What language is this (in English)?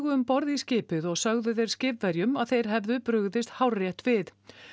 Icelandic